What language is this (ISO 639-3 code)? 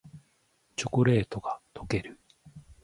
jpn